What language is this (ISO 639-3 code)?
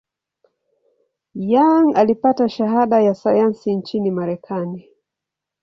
swa